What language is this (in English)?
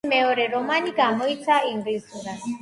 Georgian